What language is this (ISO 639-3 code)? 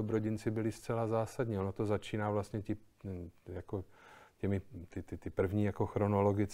ces